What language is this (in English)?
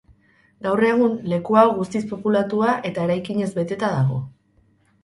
Basque